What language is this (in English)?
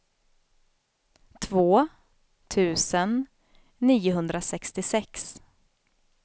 Swedish